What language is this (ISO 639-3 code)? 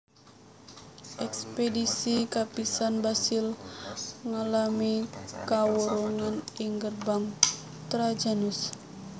jav